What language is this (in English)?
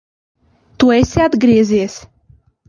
Latvian